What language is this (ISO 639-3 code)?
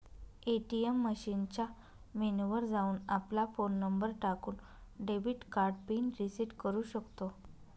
mar